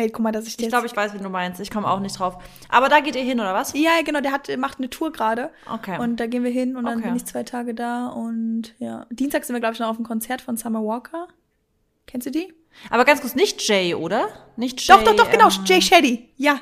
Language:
German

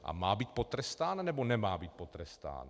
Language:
Czech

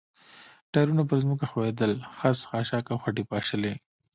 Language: Pashto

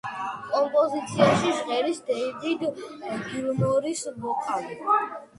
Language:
Georgian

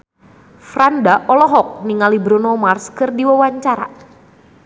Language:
Sundanese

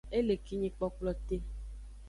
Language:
Aja (Benin)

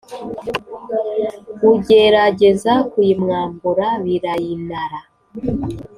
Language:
Kinyarwanda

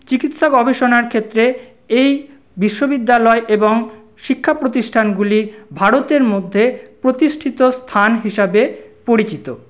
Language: Bangla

